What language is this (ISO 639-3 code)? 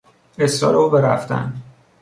fas